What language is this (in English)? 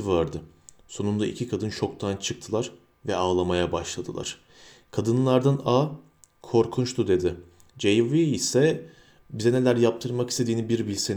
Turkish